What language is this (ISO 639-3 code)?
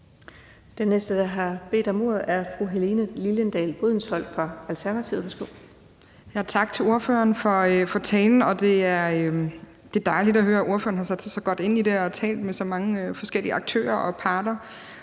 dan